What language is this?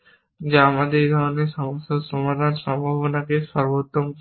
Bangla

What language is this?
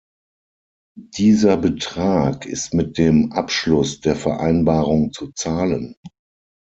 German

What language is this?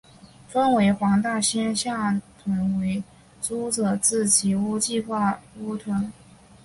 Chinese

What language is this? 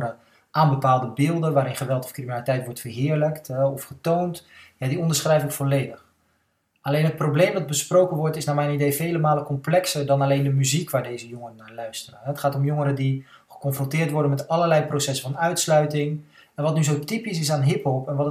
Dutch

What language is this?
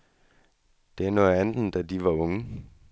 Danish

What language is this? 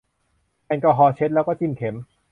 Thai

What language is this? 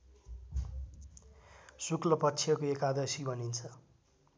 Nepali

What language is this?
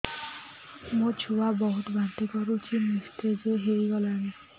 Odia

